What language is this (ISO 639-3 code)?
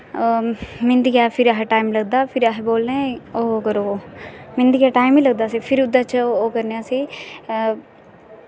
doi